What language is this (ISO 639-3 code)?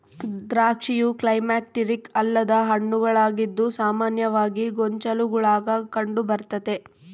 kan